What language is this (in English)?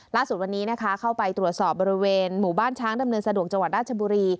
Thai